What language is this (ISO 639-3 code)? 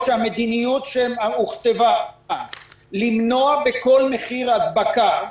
heb